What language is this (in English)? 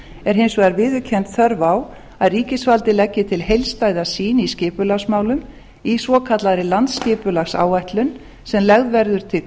Icelandic